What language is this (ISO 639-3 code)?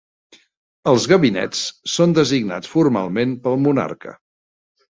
cat